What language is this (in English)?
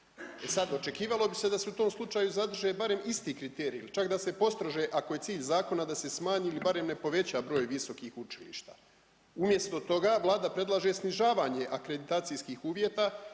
Croatian